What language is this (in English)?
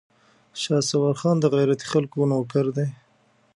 Pashto